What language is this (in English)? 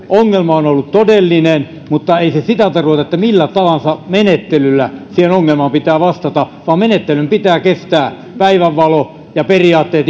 Finnish